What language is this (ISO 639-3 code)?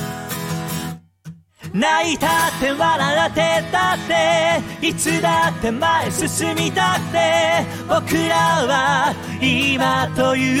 jpn